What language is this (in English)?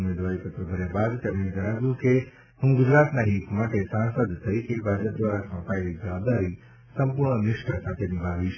Gujarati